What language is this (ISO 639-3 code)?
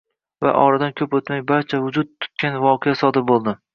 uzb